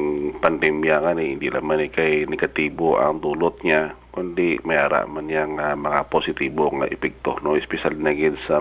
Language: Filipino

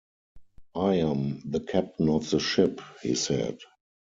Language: English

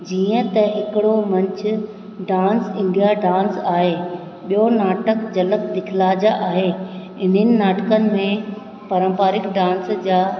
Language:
Sindhi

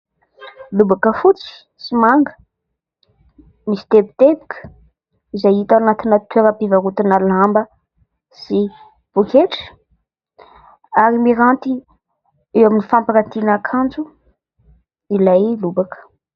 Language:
Malagasy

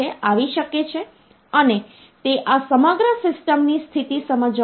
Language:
Gujarati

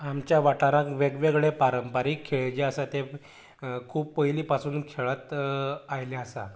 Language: Konkani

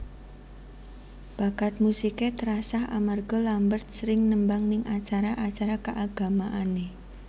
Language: Javanese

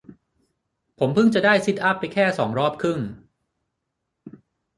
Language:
Thai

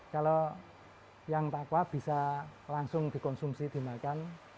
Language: Indonesian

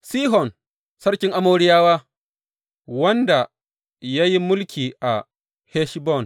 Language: Hausa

